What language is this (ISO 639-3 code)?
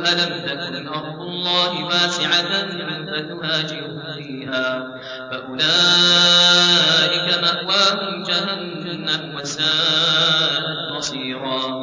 ara